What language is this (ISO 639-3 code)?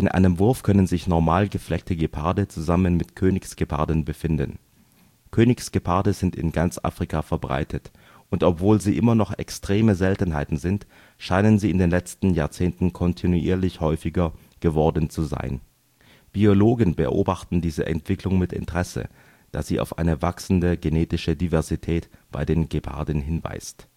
deu